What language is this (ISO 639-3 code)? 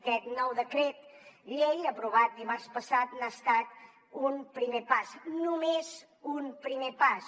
cat